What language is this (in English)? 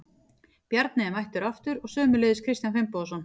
Icelandic